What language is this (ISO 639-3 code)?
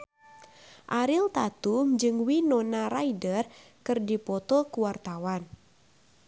sun